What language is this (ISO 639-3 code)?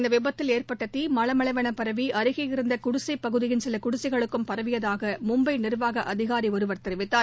tam